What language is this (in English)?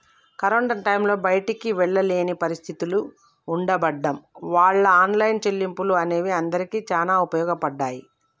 Telugu